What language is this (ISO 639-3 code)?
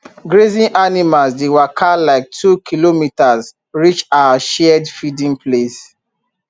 pcm